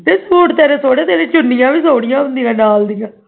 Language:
Punjabi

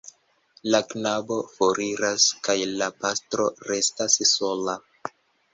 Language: Esperanto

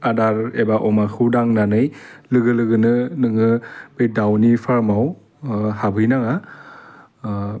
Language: Bodo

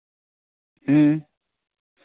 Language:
Santali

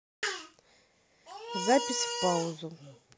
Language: Russian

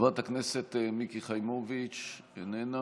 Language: Hebrew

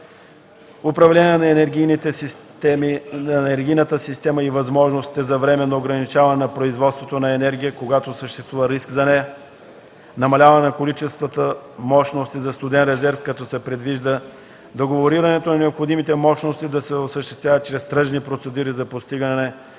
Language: Bulgarian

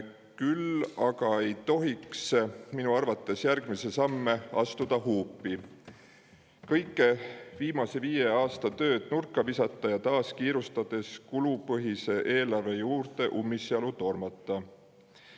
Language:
Estonian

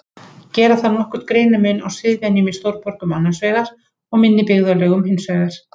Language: Icelandic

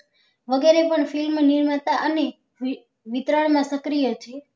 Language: Gujarati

